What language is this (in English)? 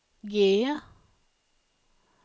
Swedish